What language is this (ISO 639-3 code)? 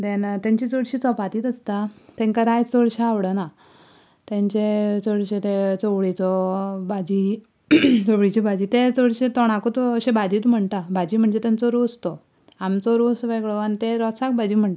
kok